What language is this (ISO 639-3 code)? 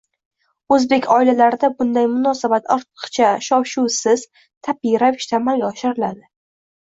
uzb